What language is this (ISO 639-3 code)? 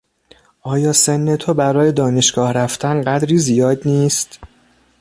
fas